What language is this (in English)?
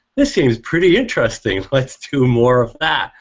English